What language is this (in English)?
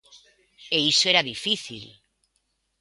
Galician